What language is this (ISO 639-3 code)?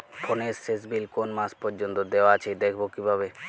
ben